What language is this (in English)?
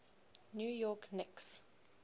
English